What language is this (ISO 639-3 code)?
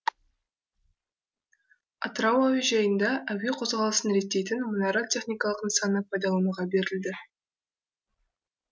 kaz